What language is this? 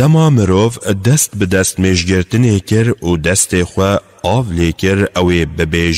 Turkish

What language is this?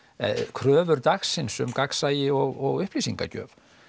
Icelandic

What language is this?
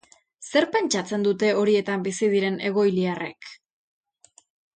Basque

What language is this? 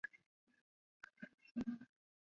Chinese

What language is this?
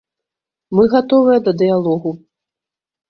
Belarusian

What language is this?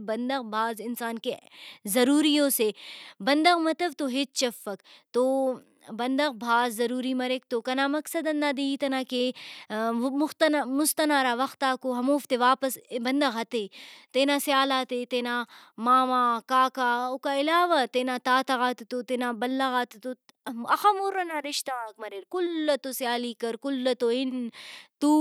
Brahui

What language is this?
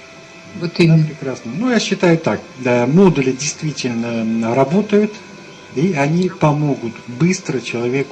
Russian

